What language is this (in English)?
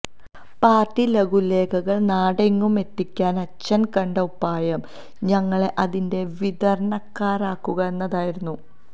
Malayalam